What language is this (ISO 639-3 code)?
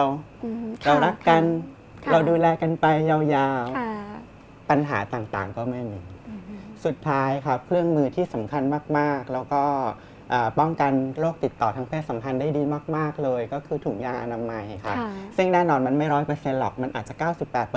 tha